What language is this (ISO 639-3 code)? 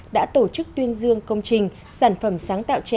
vie